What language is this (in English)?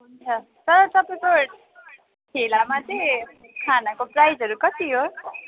Nepali